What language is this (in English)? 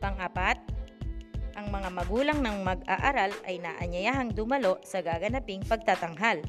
Filipino